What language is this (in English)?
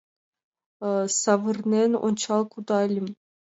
Mari